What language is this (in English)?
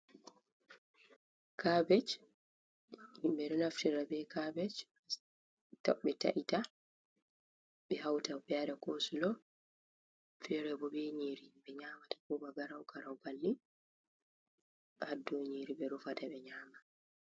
Fula